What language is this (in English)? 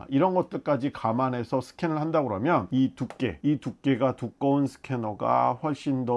Korean